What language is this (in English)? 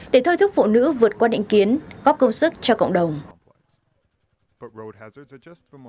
Vietnamese